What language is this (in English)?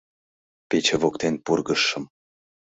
Mari